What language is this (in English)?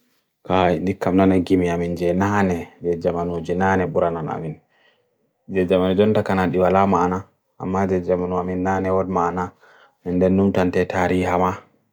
Bagirmi Fulfulde